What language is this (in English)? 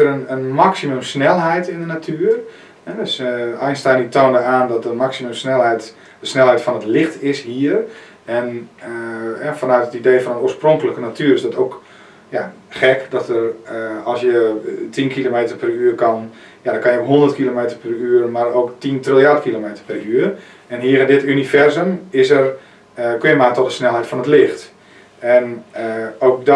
Dutch